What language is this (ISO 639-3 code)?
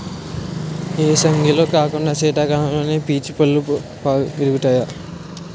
tel